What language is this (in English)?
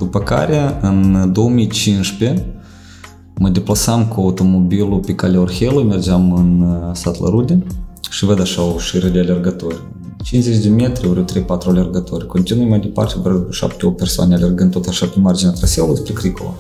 Romanian